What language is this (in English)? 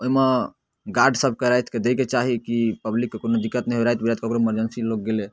Maithili